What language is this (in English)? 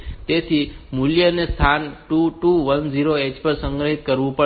Gujarati